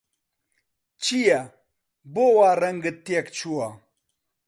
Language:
Central Kurdish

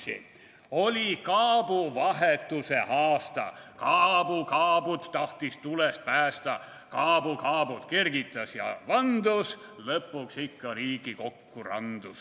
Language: Estonian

